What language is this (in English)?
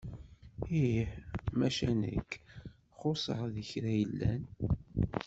Kabyle